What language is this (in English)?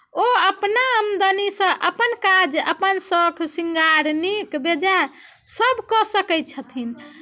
Maithili